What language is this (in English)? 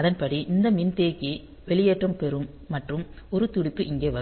Tamil